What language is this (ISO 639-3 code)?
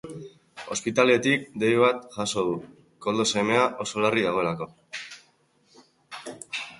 eus